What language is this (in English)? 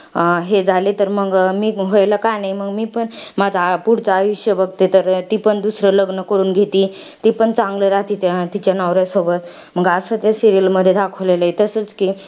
Marathi